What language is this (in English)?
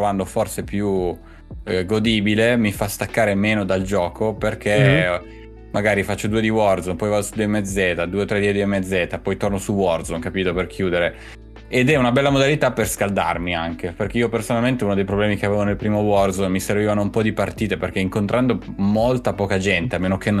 Italian